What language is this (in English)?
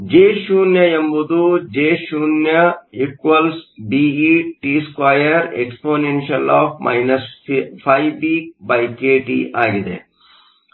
Kannada